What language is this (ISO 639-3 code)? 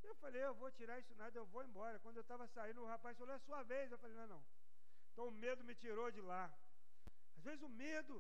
por